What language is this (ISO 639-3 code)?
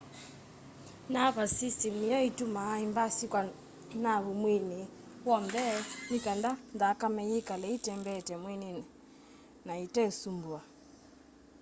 kam